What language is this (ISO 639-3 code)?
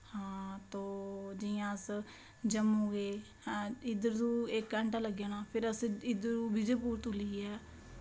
doi